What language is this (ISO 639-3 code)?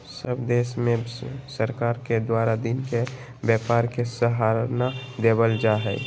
mag